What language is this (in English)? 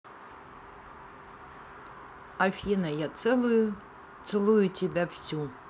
Russian